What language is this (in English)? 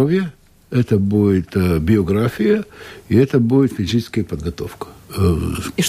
Russian